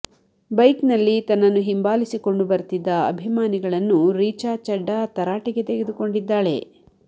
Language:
Kannada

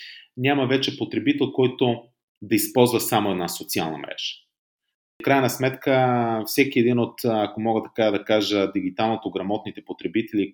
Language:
Bulgarian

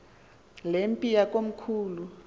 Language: Xhosa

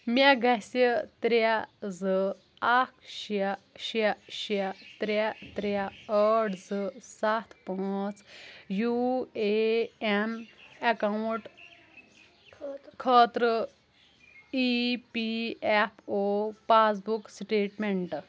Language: Kashmiri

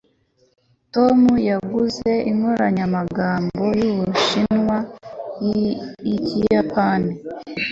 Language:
Kinyarwanda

